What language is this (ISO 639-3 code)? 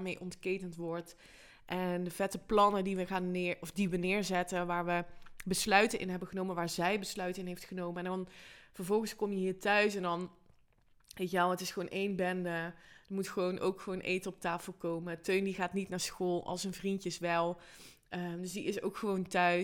nld